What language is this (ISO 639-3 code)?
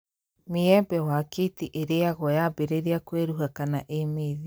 kik